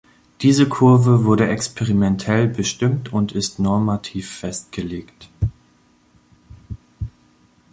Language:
German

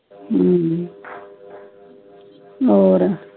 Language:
Punjabi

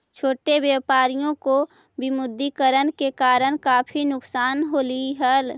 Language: Magahi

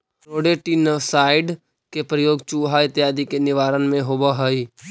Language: Magahi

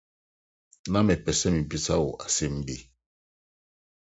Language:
Akan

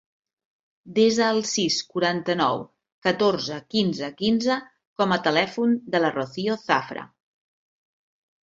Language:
Catalan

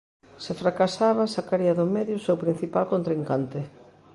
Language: Galician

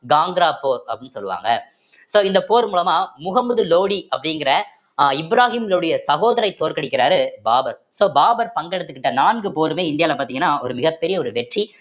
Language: Tamil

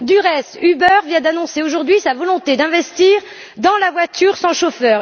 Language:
French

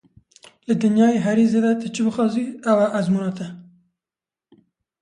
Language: Kurdish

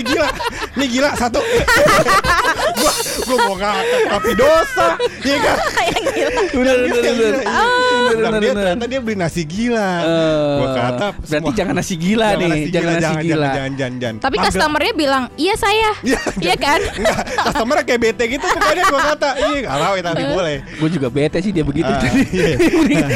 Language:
Indonesian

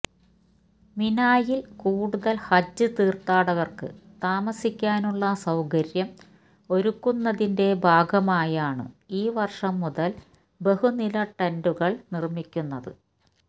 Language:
Malayalam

